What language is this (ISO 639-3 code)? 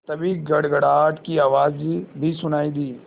hin